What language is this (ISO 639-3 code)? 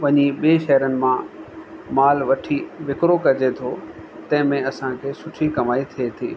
snd